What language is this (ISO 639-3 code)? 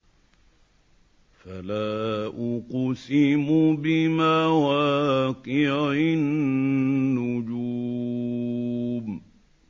ara